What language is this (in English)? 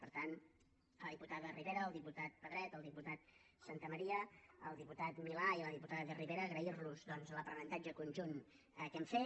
Catalan